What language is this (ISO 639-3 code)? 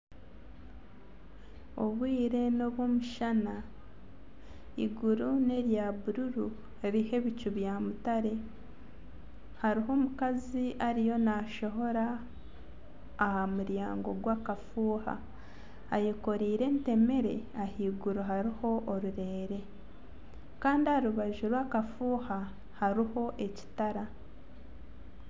nyn